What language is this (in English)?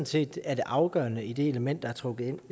Danish